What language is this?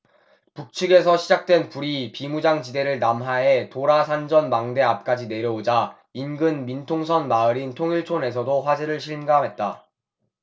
Korean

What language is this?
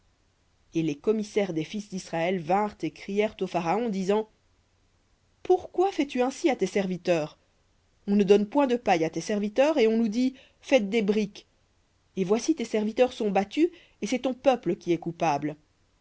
French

